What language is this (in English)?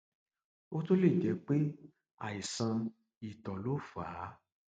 Yoruba